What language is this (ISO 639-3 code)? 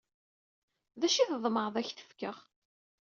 kab